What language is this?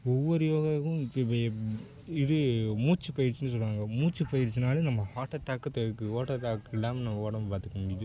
Tamil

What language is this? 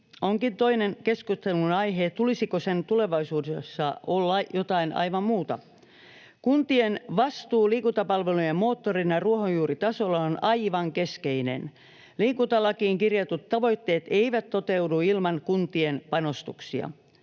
Finnish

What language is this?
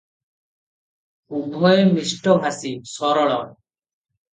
Odia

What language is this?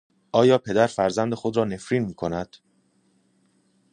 Persian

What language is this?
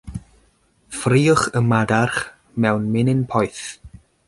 Welsh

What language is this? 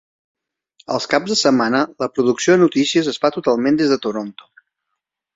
Catalan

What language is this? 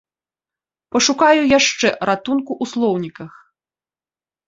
Belarusian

